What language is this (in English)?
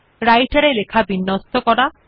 Bangla